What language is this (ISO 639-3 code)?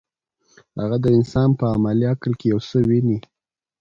pus